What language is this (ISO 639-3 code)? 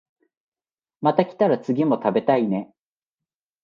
jpn